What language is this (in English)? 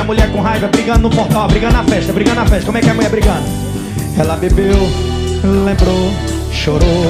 Portuguese